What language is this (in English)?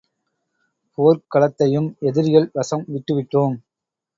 Tamil